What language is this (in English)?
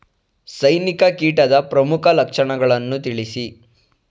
Kannada